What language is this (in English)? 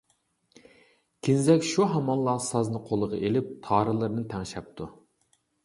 Uyghur